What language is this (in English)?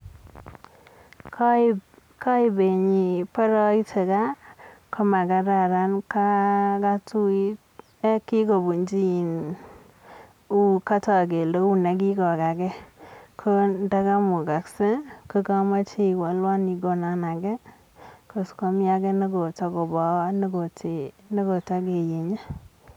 Kalenjin